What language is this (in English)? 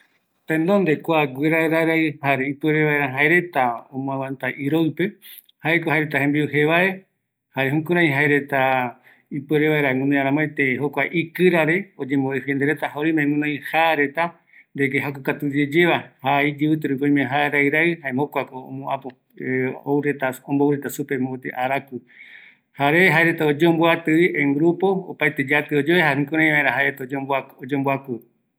Eastern Bolivian Guaraní